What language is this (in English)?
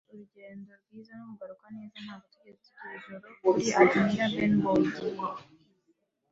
Kinyarwanda